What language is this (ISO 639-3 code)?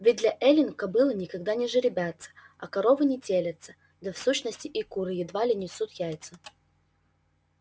rus